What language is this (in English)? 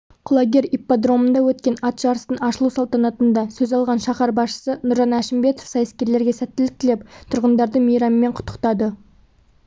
Kazakh